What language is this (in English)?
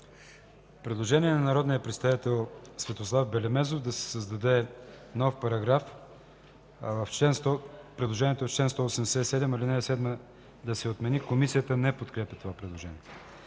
Bulgarian